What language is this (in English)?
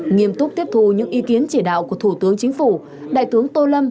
Vietnamese